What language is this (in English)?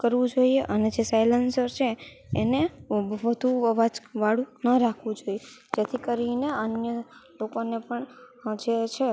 Gujarati